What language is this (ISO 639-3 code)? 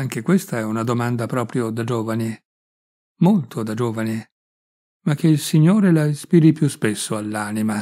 ita